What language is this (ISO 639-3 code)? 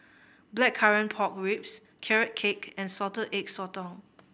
eng